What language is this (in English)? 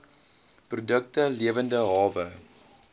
Afrikaans